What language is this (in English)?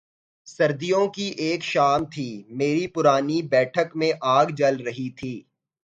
Urdu